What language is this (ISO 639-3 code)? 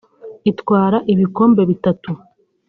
kin